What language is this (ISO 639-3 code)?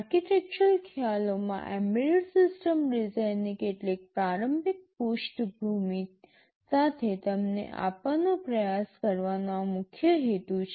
guj